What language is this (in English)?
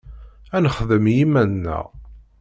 Kabyle